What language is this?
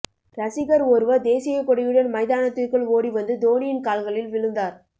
Tamil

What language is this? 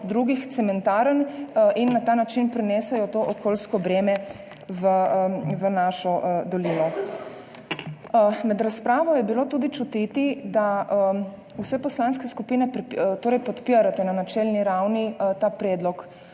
Slovenian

